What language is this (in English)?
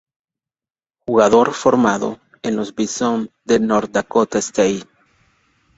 Spanish